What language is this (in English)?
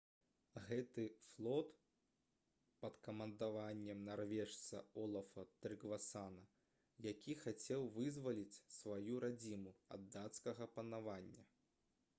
Belarusian